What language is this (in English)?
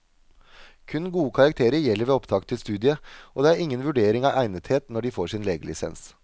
Norwegian